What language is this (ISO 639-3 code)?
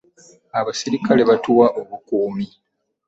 lug